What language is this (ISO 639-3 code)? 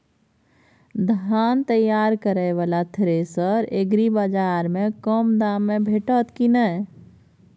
mai